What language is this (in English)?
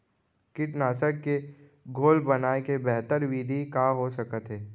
Chhattisgarhi